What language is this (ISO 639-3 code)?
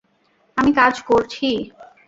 ben